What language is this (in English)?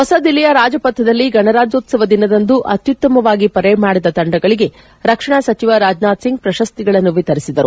Kannada